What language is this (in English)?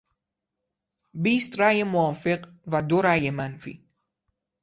Persian